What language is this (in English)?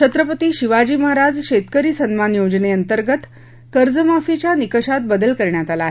Marathi